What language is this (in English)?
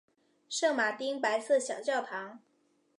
Chinese